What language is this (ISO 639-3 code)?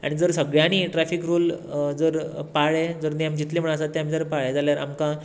kok